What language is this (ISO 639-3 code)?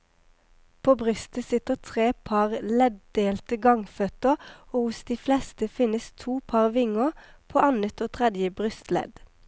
nor